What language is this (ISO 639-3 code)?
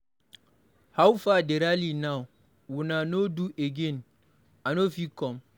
pcm